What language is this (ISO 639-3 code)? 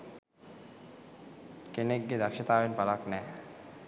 sin